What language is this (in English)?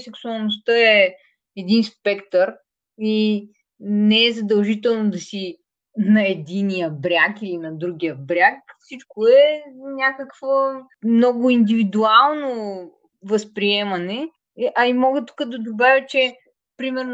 Bulgarian